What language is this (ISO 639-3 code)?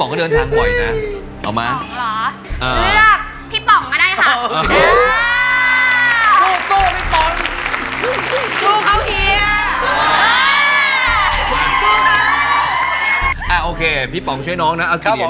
tha